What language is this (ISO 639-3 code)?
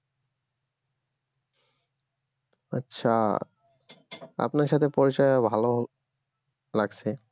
ben